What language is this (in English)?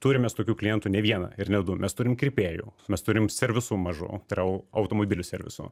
Lithuanian